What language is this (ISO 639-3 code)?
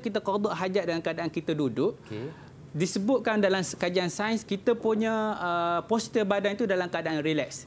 msa